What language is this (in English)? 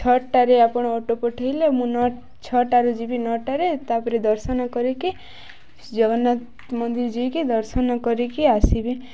Odia